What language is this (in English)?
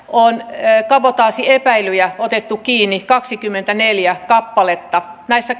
Finnish